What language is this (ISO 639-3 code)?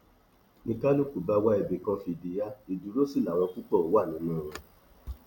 yor